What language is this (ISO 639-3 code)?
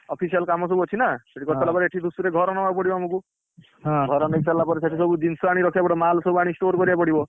ori